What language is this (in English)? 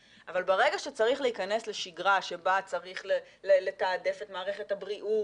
Hebrew